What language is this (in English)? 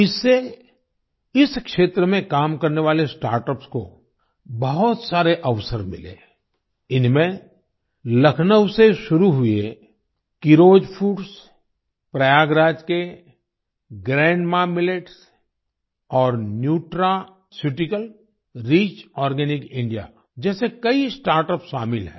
Hindi